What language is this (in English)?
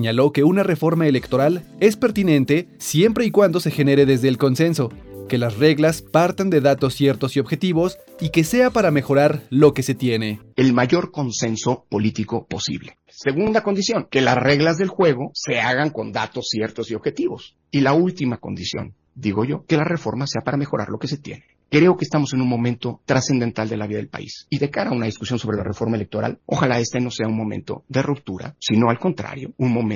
Spanish